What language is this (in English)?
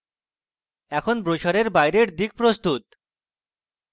Bangla